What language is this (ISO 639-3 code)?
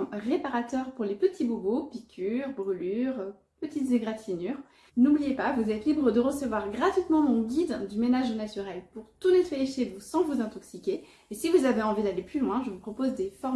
fra